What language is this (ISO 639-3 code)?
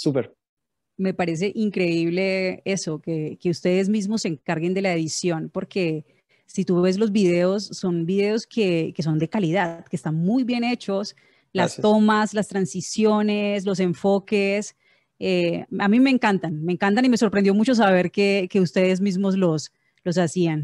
spa